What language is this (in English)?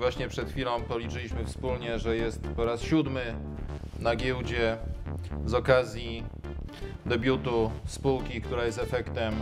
Polish